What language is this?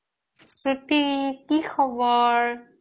Assamese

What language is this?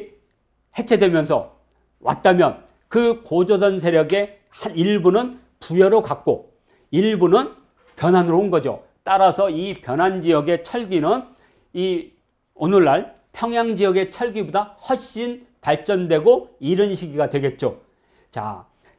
Korean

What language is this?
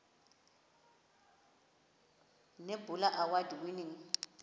Xhosa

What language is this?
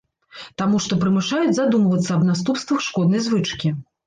Belarusian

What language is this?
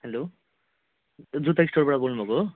Nepali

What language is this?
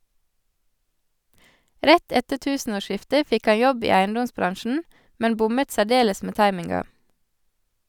Norwegian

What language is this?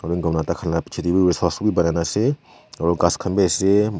Naga Pidgin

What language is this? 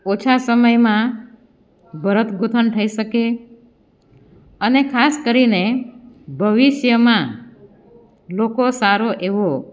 Gujarati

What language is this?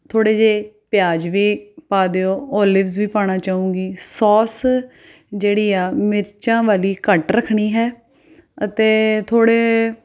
Punjabi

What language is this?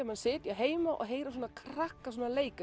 Icelandic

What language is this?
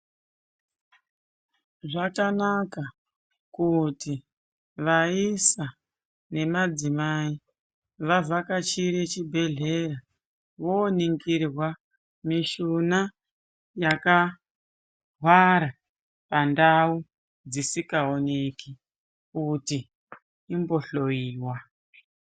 Ndau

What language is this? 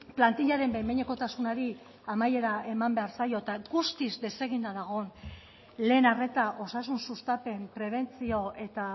Basque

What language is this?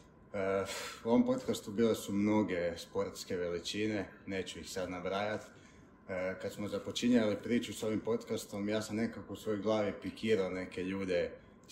Croatian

